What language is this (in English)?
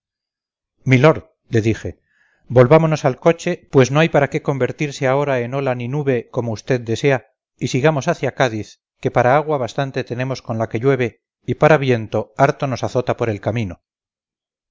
Spanish